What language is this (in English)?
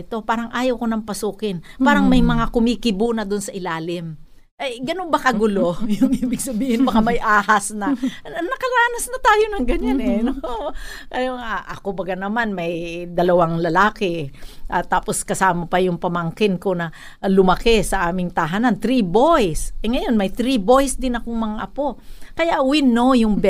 Filipino